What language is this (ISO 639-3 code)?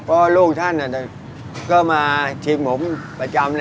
tha